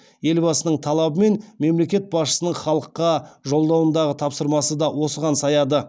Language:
Kazakh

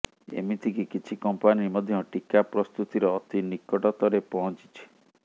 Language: Odia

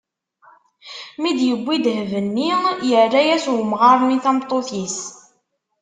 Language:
Kabyle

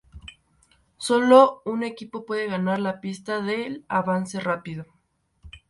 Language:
Spanish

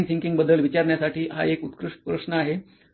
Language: Marathi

